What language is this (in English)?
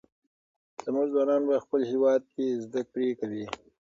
Pashto